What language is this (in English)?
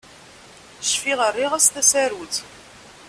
Kabyle